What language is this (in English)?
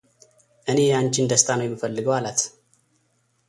Amharic